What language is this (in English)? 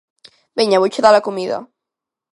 Galician